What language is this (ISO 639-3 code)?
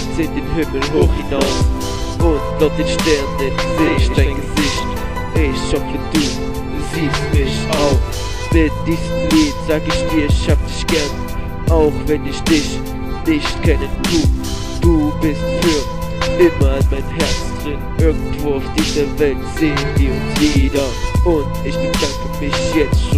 deu